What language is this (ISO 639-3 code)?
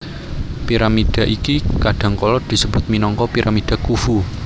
jav